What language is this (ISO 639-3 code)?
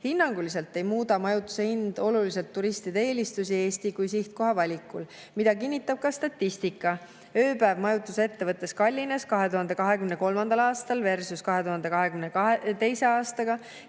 est